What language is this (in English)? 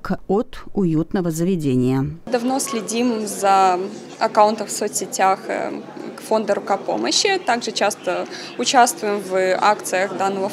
Russian